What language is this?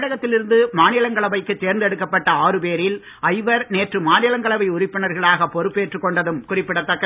Tamil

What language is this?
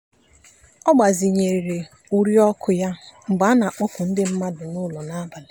Igbo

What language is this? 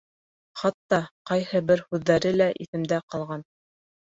Bashkir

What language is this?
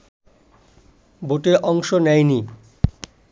Bangla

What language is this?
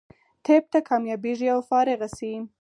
Pashto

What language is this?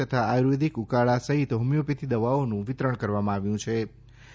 Gujarati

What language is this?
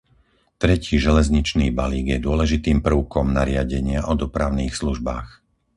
Slovak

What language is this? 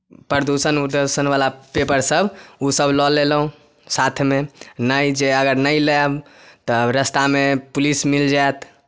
Maithili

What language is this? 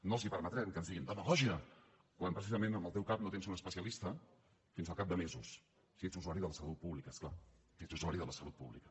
Catalan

